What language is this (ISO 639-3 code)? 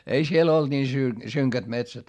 fin